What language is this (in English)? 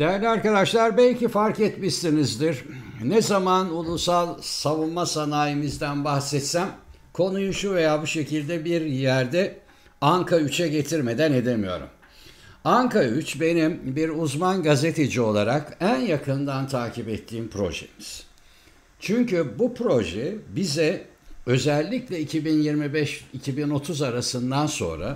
Turkish